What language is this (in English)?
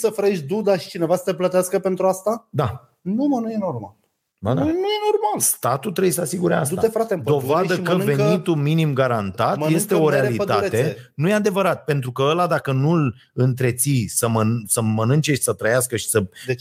Romanian